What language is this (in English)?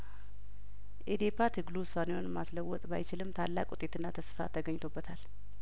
Amharic